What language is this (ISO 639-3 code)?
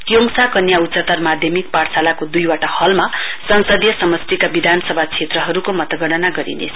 nep